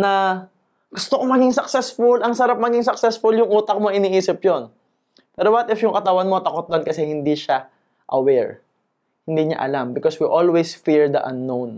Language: Filipino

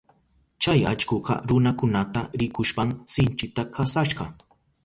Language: Southern Pastaza Quechua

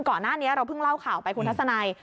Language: Thai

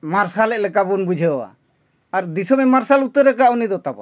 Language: Santali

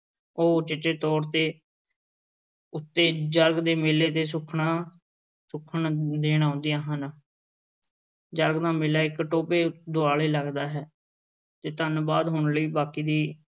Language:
Punjabi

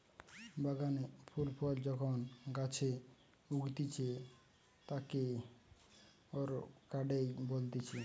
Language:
Bangla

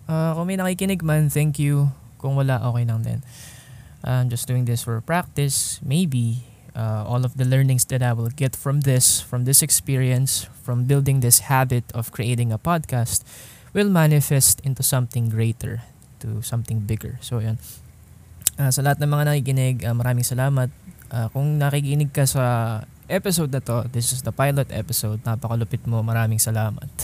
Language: Filipino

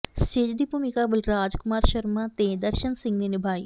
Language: Punjabi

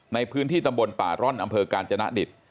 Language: Thai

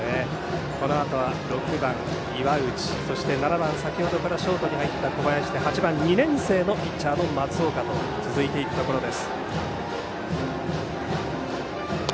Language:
Japanese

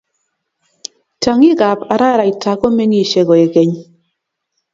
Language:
Kalenjin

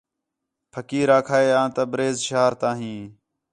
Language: Khetrani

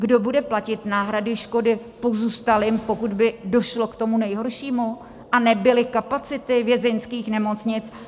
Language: Czech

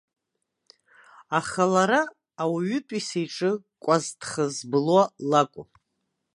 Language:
Abkhazian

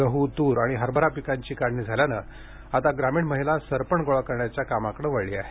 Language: Marathi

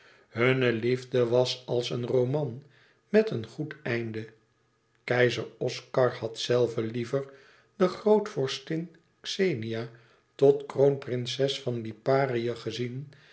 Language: Dutch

